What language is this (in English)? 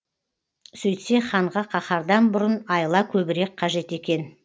Kazakh